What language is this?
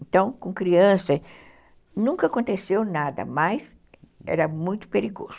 Portuguese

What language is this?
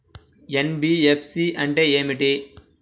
Telugu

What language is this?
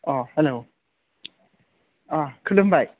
Bodo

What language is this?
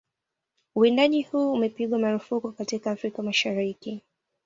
Swahili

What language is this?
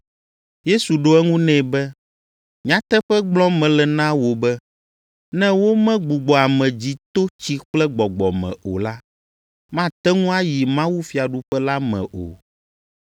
Ewe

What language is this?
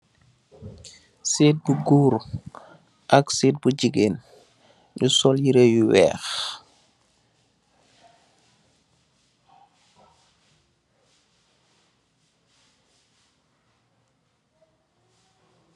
Wolof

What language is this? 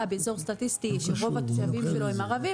Hebrew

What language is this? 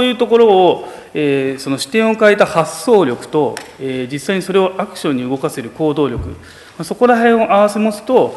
Japanese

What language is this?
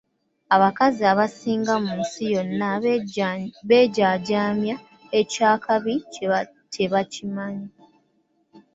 Ganda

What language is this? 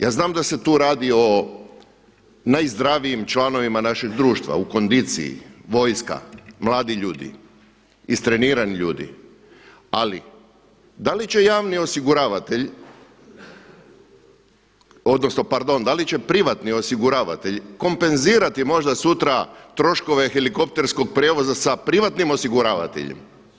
Croatian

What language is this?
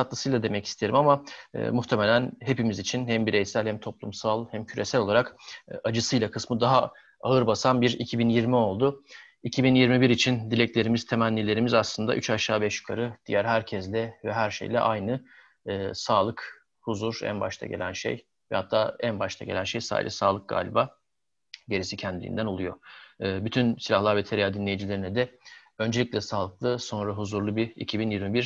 Turkish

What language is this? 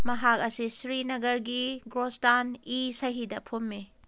Manipuri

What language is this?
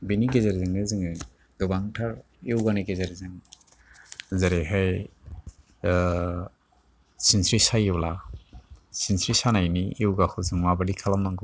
Bodo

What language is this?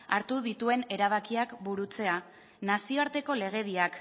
Basque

